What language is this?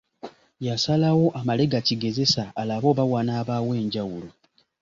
Ganda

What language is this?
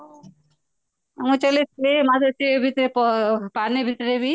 Odia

